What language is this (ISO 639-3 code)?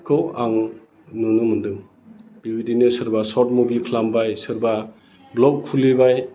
brx